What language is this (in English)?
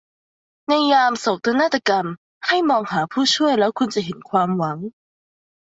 Thai